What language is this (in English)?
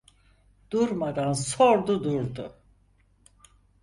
Turkish